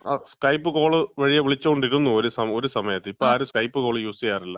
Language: Malayalam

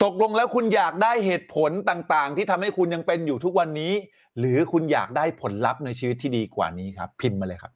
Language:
Thai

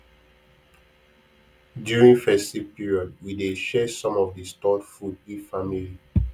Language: Nigerian Pidgin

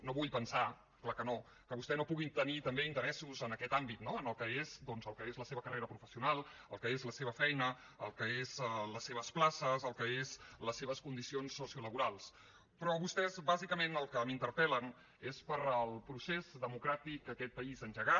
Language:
Catalan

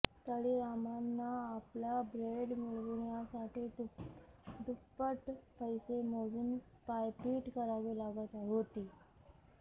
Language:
Marathi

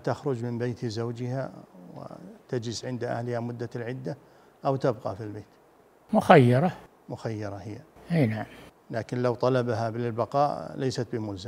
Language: Arabic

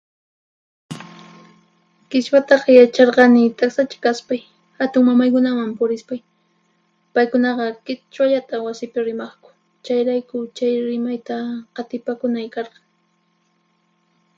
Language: Puno Quechua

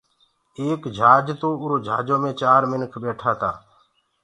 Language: Gurgula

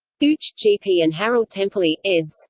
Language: English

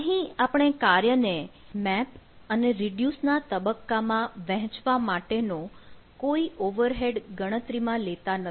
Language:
Gujarati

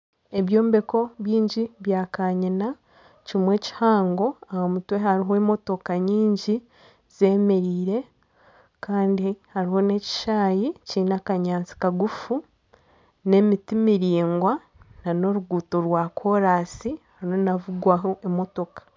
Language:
Nyankole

